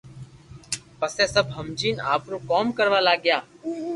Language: Loarki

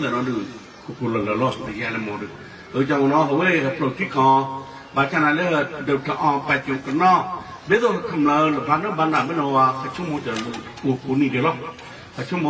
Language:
Thai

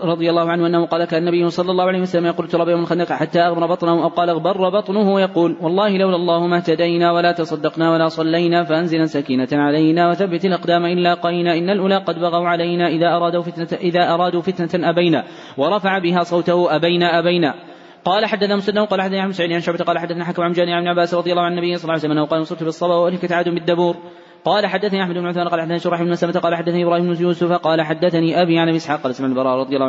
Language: Arabic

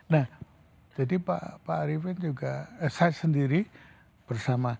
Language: Indonesian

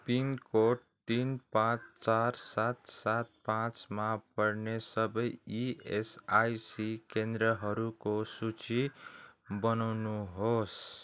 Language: Nepali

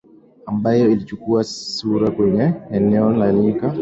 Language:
Swahili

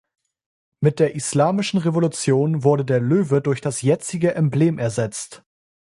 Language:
German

